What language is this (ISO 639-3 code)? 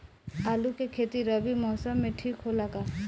bho